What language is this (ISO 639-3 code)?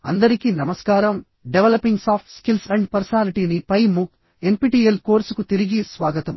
tel